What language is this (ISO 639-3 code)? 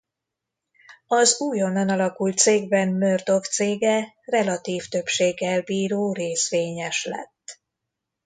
hun